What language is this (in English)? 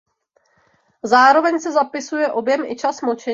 Czech